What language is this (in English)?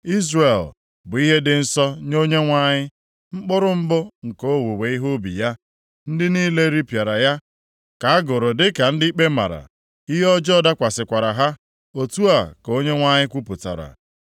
Igbo